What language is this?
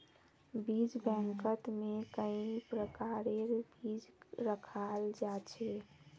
Magahi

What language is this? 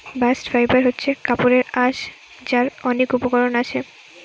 Bangla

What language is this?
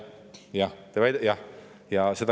Estonian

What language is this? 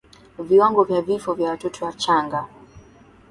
Swahili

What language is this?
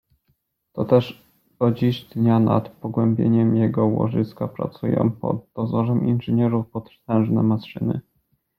Polish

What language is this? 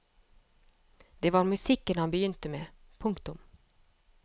Norwegian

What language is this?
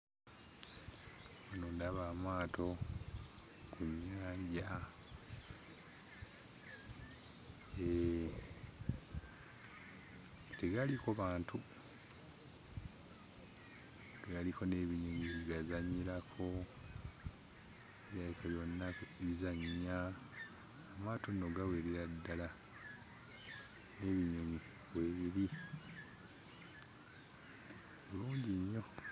Ganda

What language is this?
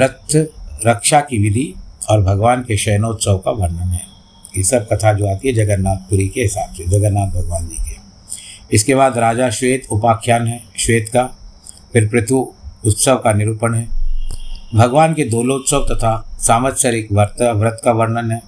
Hindi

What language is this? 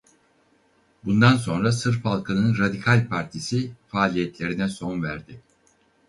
Turkish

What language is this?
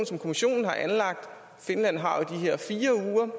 Danish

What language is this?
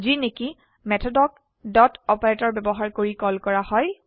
Assamese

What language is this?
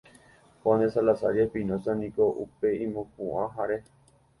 Guarani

